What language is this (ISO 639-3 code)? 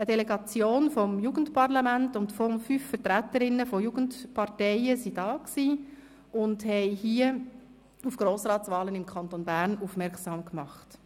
gsw